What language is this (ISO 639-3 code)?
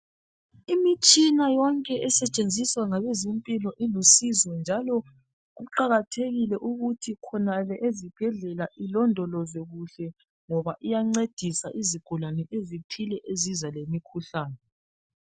nde